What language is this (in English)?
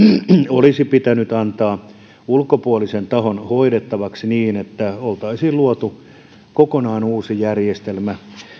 Finnish